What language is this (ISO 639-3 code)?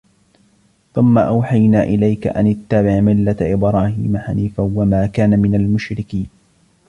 ara